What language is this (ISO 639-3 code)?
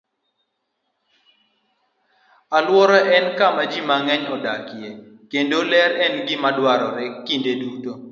luo